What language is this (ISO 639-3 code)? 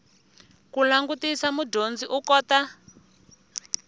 tso